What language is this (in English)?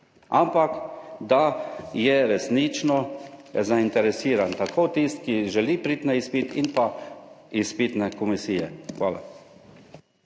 Slovenian